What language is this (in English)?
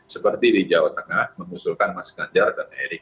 Indonesian